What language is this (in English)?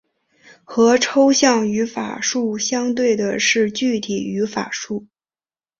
Chinese